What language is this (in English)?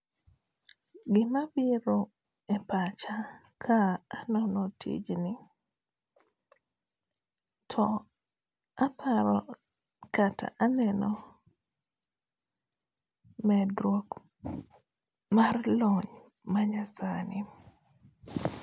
Luo (Kenya and Tanzania)